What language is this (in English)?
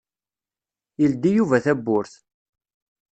Kabyle